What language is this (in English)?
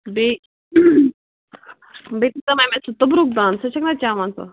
Kashmiri